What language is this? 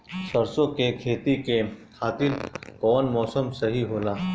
Bhojpuri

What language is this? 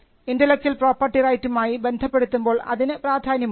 Malayalam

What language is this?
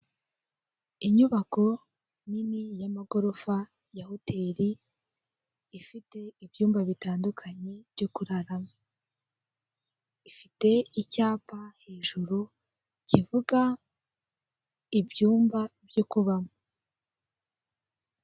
Kinyarwanda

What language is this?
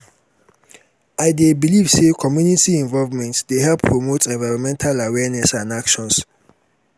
Nigerian Pidgin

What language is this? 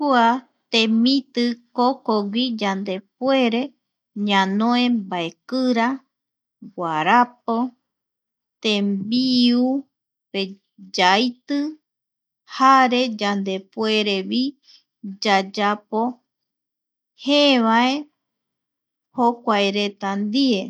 Eastern Bolivian Guaraní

